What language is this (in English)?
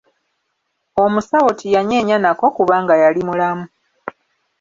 Ganda